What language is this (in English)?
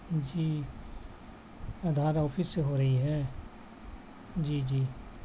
Urdu